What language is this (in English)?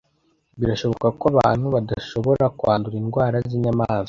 Kinyarwanda